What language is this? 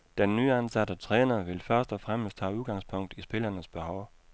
Danish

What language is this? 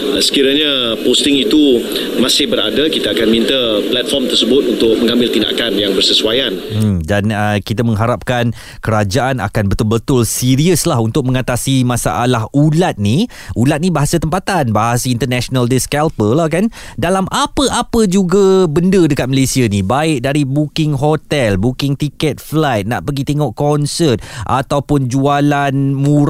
Malay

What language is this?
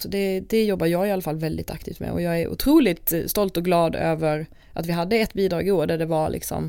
Swedish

